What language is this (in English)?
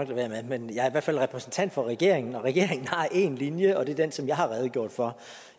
Danish